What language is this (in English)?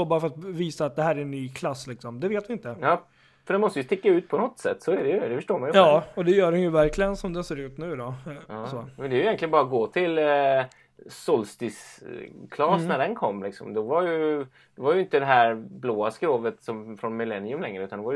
Swedish